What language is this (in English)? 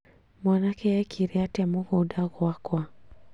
Kikuyu